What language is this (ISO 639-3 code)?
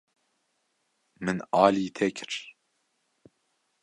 kur